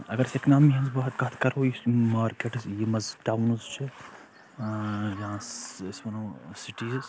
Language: Kashmiri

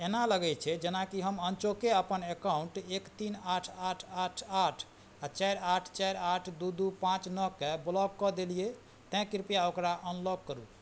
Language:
Maithili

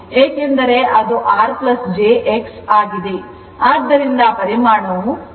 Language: Kannada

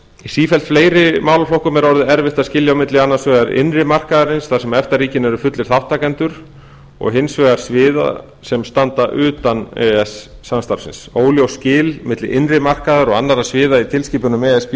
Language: Icelandic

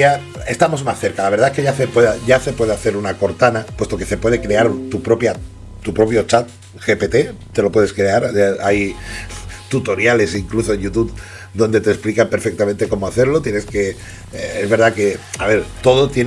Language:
Spanish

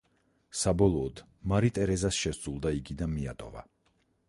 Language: Georgian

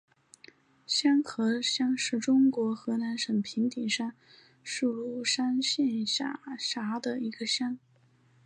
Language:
Chinese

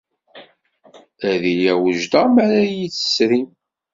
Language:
Kabyle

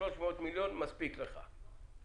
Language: Hebrew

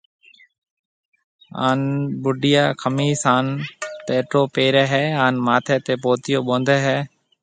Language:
Marwari (Pakistan)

